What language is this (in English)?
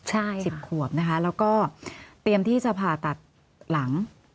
Thai